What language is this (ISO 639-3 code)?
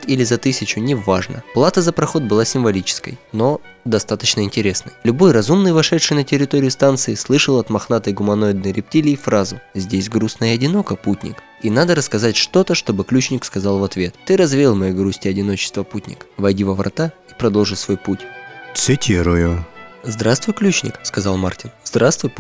rus